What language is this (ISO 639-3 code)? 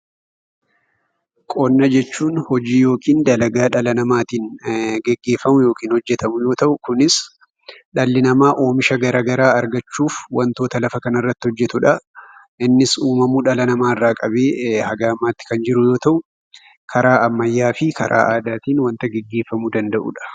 orm